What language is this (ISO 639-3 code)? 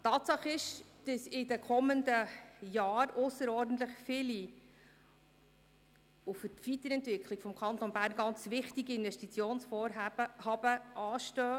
gsw